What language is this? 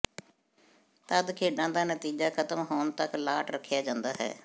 Punjabi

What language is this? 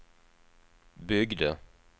Swedish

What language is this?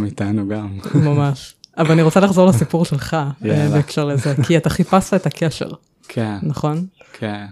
Hebrew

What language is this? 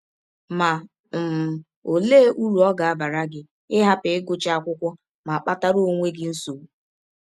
Igbo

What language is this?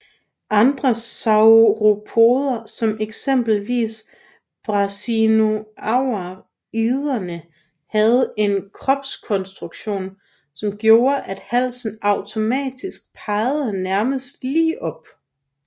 Danish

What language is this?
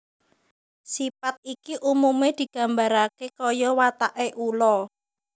Javanese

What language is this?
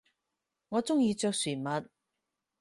Cantonese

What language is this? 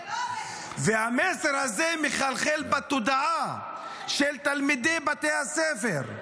Hebrew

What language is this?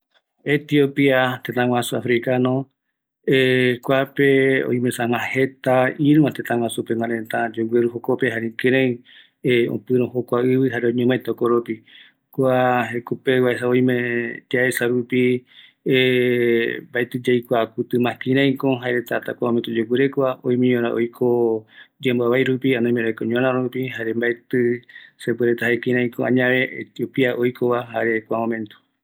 Eastern Bolivian Guaraní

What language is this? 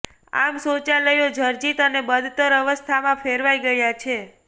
Gujarati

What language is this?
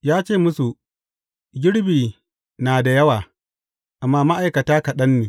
Hausa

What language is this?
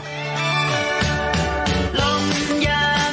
Thai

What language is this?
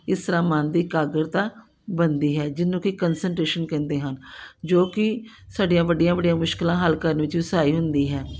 Punjabi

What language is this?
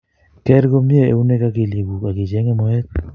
Kalenjin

